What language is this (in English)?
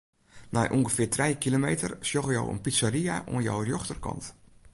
Western Frisian